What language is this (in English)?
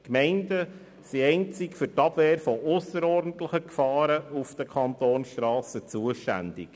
Swiss German